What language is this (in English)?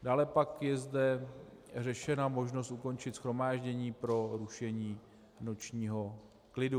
Czech